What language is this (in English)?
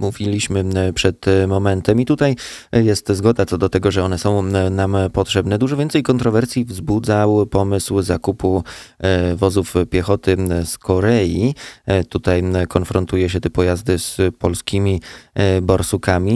Polish